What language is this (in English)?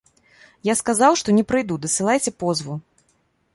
Belarusian